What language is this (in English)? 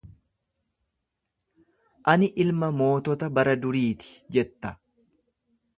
Oromo